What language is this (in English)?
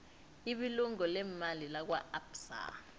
South Ndebele